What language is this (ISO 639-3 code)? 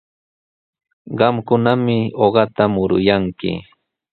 qws